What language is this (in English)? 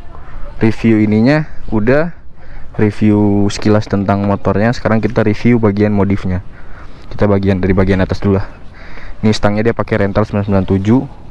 Indonesian